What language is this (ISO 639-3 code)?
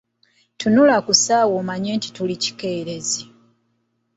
lug